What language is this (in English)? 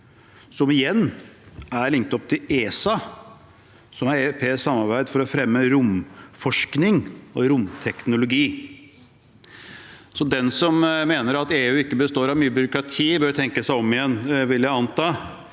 Norwegian